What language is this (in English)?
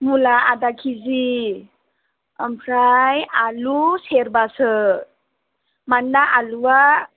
Bodo